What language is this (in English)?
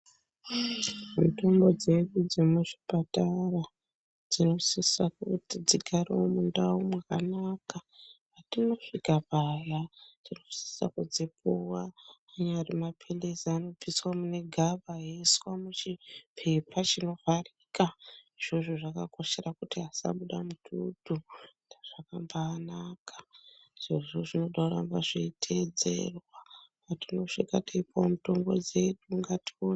Ndau